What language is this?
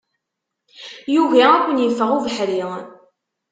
Kabyle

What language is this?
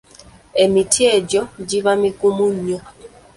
Ganda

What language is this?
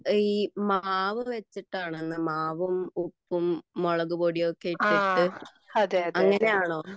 Malayalam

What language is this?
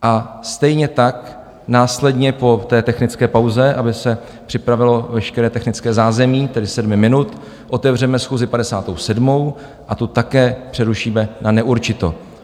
Czech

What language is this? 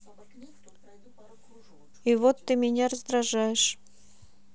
Russian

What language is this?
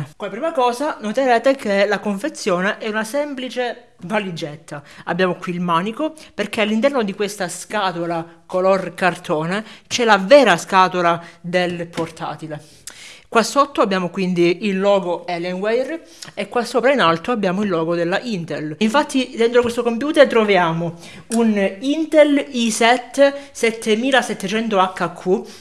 Italian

